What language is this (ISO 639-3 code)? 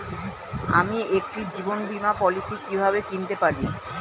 ben